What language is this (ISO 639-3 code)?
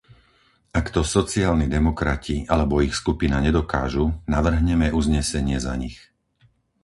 slk